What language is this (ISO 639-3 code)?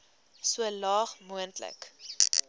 afr